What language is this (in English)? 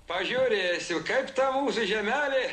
Lithuanian